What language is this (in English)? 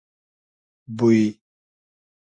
Hazaragi